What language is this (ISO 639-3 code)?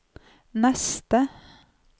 nor